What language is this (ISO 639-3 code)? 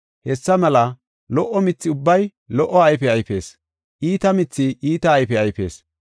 gof